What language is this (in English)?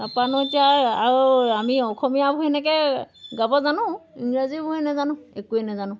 Assamese